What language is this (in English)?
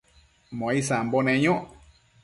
Matsés